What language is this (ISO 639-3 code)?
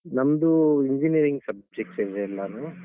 kan